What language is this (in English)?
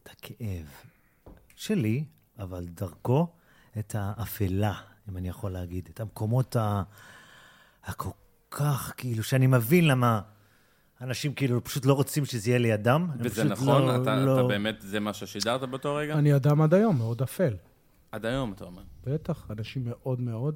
Hebrew